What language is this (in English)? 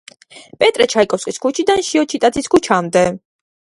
Georgian